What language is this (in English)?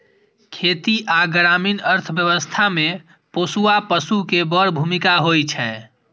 Maithili